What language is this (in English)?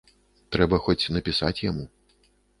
Belarusian